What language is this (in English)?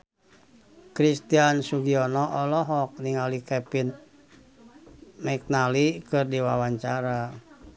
Sundanese